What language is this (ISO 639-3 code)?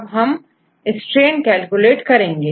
hin